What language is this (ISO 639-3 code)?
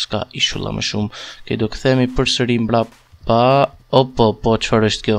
ron